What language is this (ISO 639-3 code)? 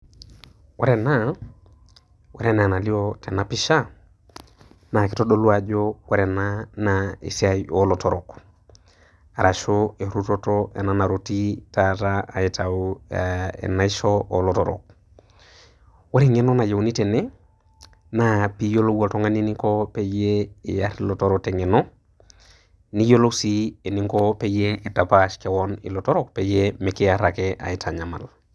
mas